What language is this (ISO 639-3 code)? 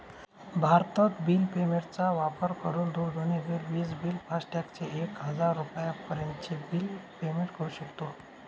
mar